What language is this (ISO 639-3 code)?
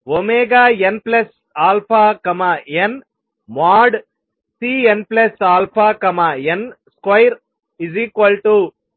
tel